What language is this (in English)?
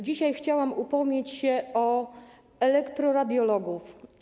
Polish